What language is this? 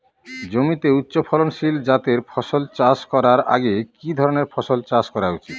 Bangla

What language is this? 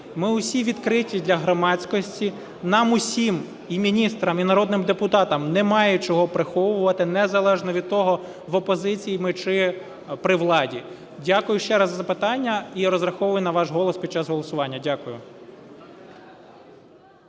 Ukrainian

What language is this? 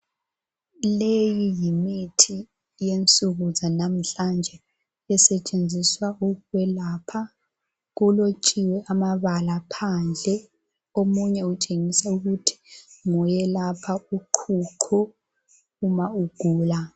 North Ndebele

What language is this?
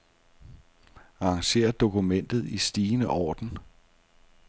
Danish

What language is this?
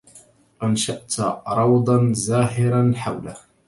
Arabic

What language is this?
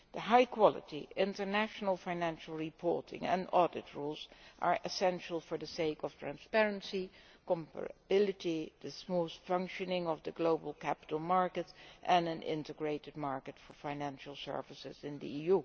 English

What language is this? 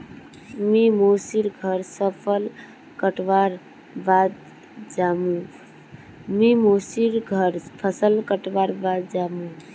Magahi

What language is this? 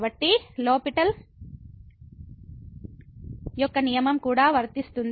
Telugu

